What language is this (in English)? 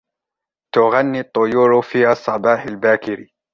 Arabic